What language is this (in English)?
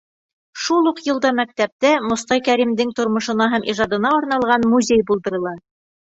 Bashkir